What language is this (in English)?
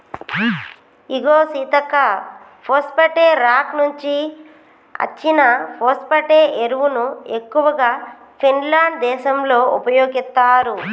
Telugu